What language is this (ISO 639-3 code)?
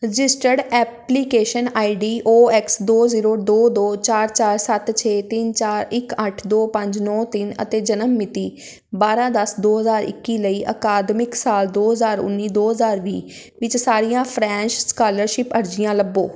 pan